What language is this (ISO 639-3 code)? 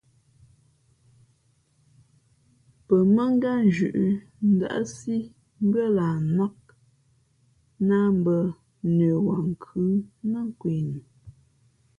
fmp